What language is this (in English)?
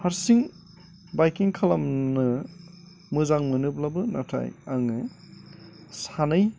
Bodo